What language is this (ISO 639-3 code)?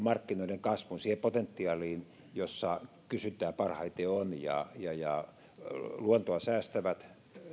fin